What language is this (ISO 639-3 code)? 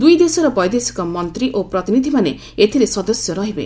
ori